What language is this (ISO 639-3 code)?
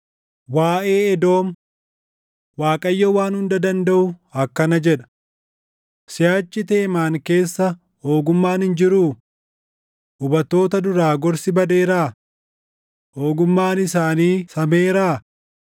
orm